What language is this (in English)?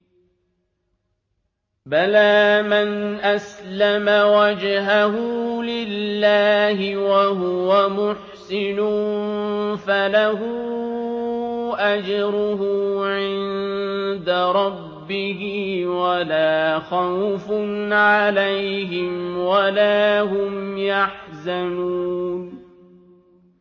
Arabic